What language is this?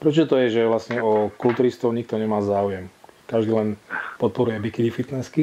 Slovak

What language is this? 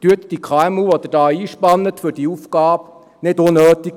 Swiss German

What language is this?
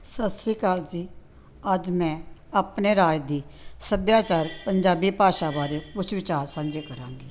Punjabi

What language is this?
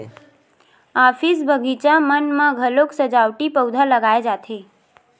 Chhattisgarhi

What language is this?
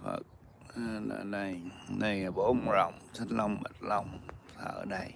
Vietnamese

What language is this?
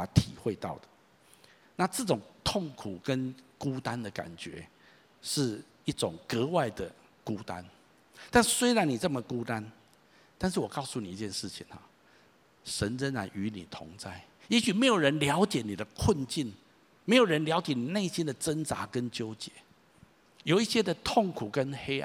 Chinese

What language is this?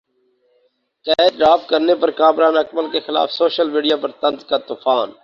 Urdu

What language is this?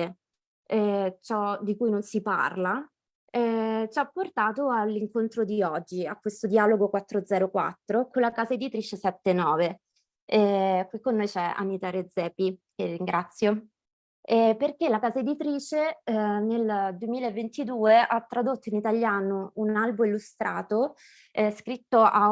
Italian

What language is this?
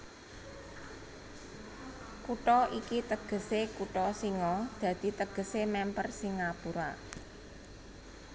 Javanese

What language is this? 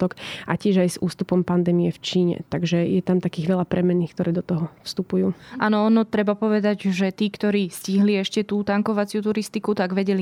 Slovak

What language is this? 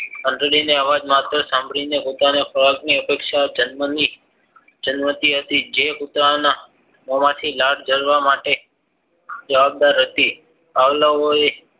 Gujarati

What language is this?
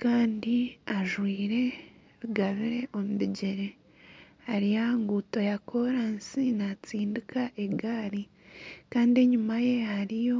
Nyankole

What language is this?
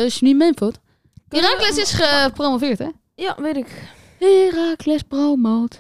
Dutch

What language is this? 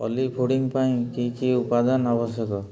Odia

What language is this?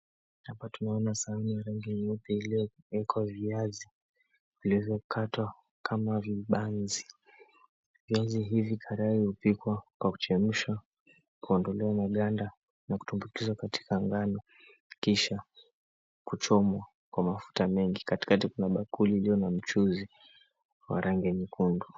Swahili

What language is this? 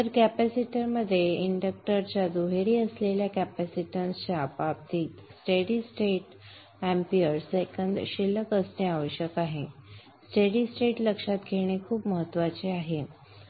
Marathi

